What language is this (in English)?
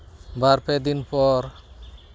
Santali